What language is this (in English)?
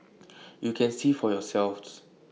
English